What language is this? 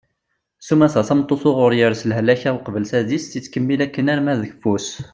Kabyle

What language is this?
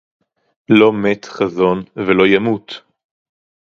Hebrew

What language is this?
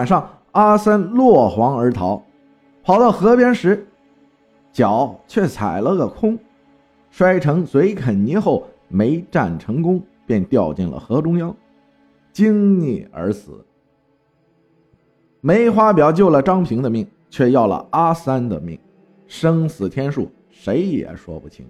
Chinese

